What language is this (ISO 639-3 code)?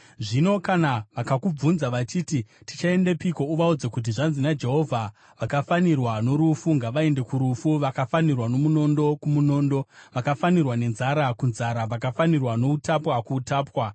sna